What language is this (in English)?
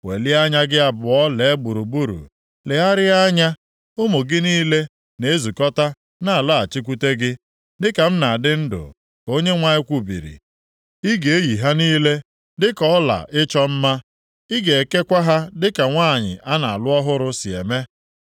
Igbo